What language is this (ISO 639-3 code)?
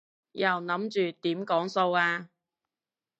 yue